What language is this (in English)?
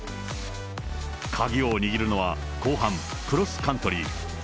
Japanese